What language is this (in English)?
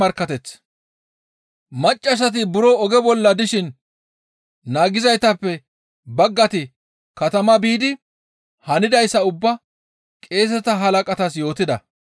Gamo